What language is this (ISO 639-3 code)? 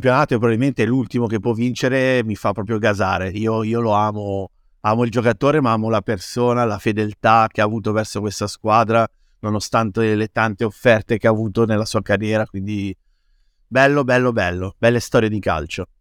ita